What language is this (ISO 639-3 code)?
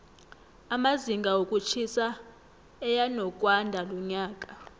nbl